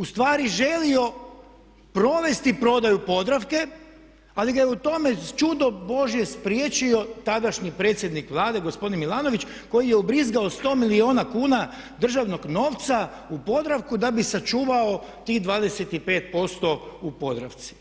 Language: Croatian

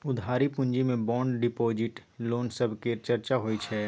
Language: Maithili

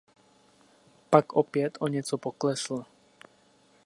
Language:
Czech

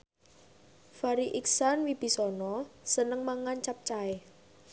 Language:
Javanese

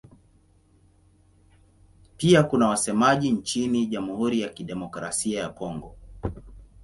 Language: Swahili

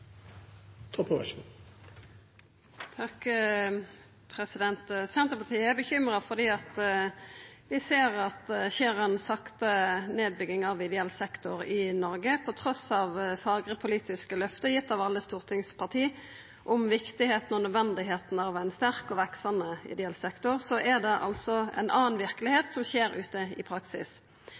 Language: Norwegian Nynorsk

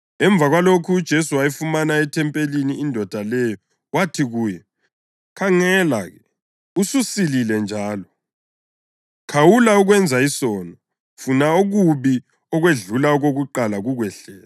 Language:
North Ndebele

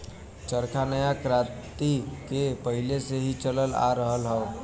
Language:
Bhojpuri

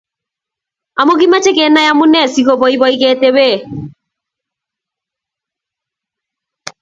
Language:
Kalenjin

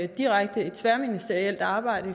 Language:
Danish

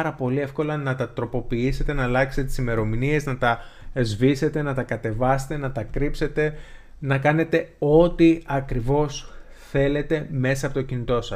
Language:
Greek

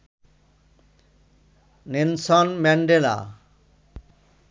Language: Bangla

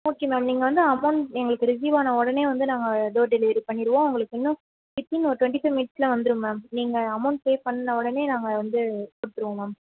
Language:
Tamil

